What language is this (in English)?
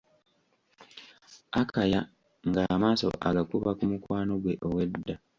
Ganda